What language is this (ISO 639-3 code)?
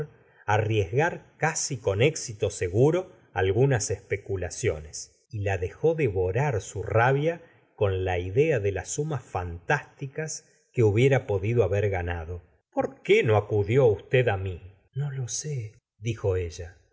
spa